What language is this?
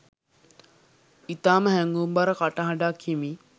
Sinhala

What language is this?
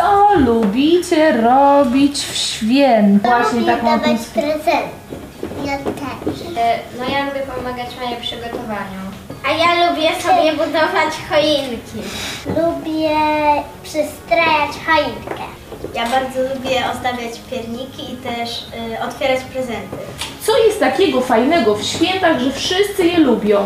Polish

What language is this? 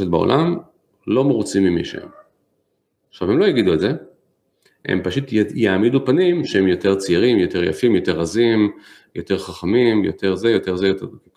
Hebrew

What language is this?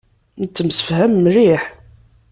Kabyle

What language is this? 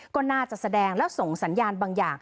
Thai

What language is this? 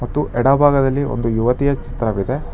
Kannada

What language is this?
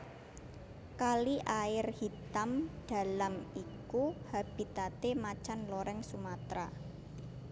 Javanese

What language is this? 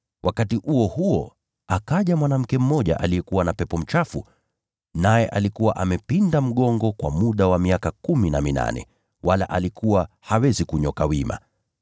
Swahili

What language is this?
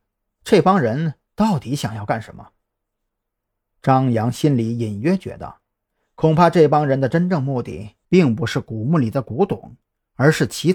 Chinese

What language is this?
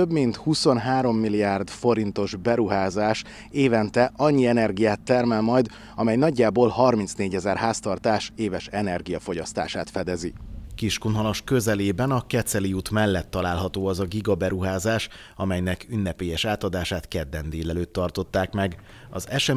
Hungarian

